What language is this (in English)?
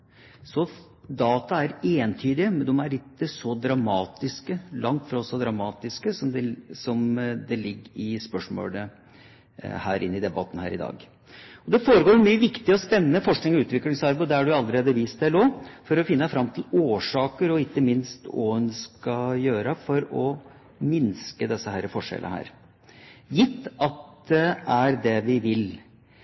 Norwegian Bokmål